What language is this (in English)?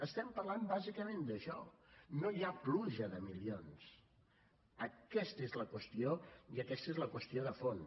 Catalan